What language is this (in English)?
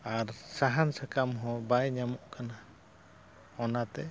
Santali